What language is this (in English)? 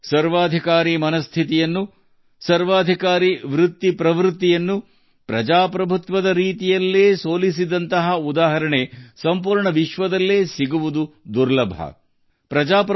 Kannada